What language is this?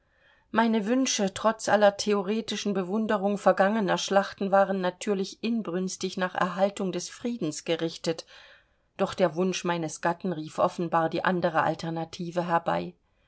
German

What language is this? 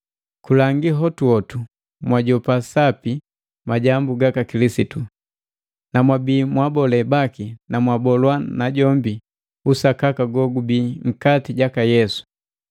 Matengo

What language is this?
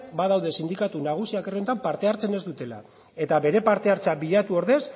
Basque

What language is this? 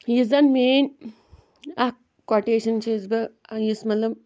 Kashmiri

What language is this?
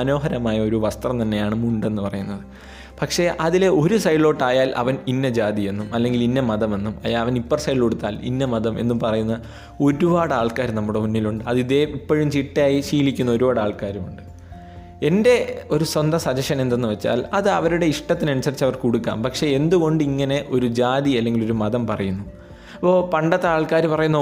Malayalam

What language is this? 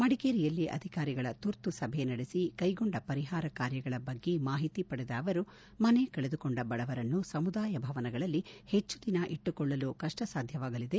Kannada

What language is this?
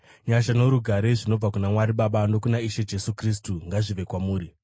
Shona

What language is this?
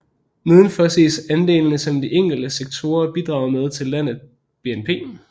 Danish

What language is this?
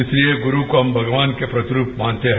Hindi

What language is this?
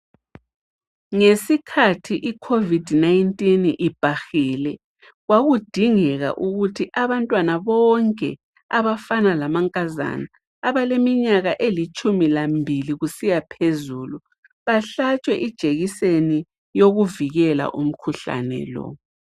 North Ndebele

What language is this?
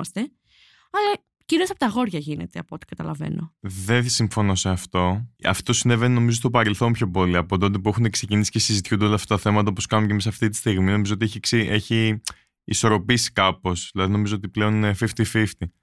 Greek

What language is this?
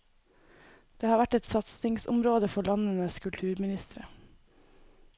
Norwegian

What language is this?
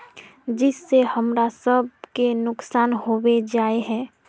Magahi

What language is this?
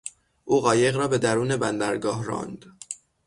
Persian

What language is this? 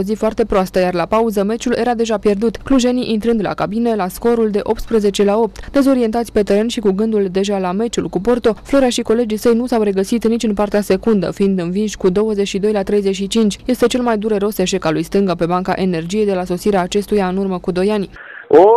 Romanian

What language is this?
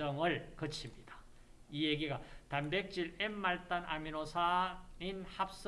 Korean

